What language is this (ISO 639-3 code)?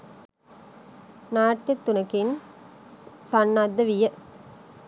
sin